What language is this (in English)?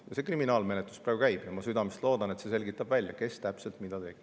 Estonian